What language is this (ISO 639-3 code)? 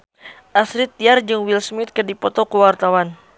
sun